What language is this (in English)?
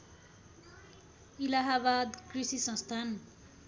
Nepali